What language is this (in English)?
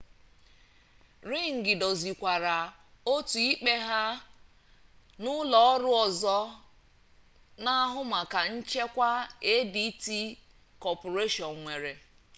Igbo